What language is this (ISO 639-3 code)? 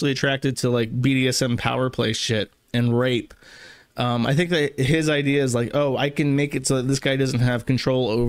eng